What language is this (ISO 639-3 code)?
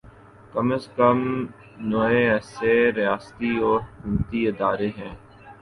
urd